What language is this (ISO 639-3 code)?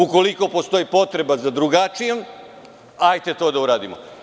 srp